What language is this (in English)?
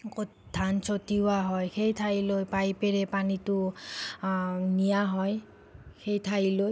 Assamese